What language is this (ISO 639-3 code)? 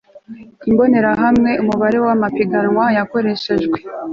kin